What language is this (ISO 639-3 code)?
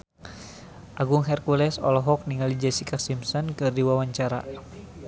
sun